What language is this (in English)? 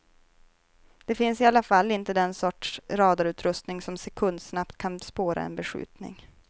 Swedish